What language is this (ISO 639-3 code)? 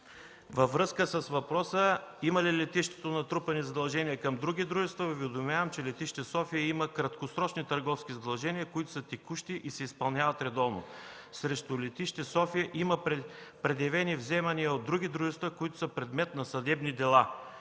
bul